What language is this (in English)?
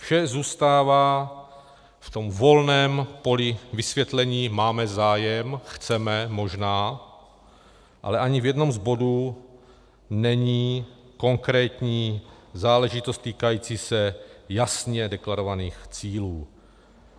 Czech